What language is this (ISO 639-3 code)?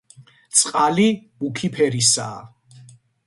kat